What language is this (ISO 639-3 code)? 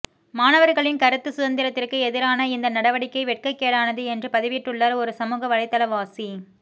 tam